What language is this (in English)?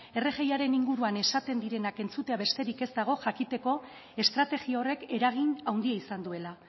Basque